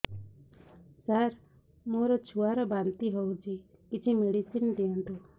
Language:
Odia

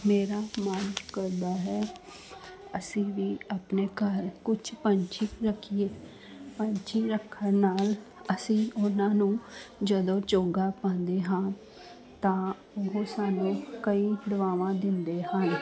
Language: Punjabi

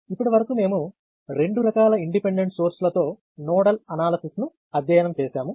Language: Telugu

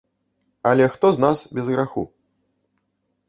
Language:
Belarusian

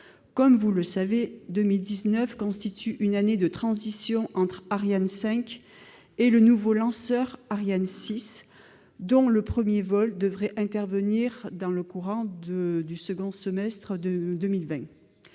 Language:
French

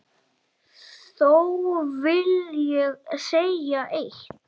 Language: Icelandic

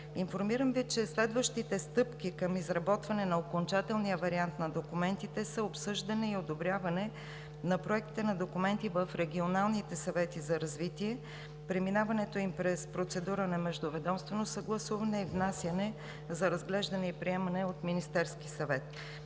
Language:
Bulgarian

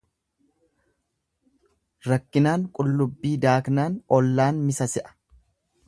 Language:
Oromo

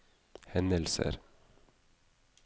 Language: Norwegian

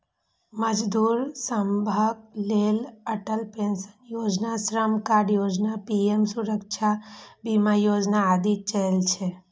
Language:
Maithili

